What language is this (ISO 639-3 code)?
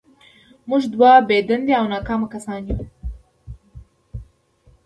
pus